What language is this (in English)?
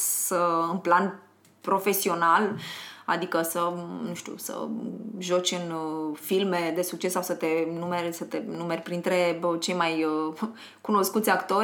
Romanian